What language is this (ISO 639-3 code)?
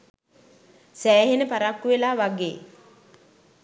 sin